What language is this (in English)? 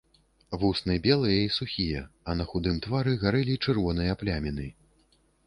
Belarusian